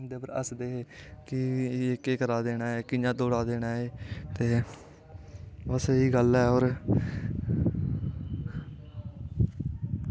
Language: Dogri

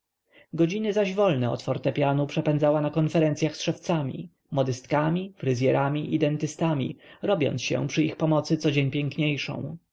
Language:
Polish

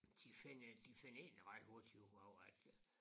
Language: Danish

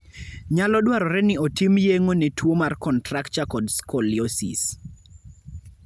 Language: Luo (Kenya and Tanzania)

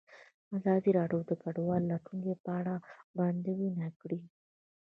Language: Pashto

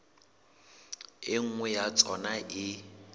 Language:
Southern Sotho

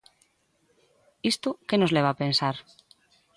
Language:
Galician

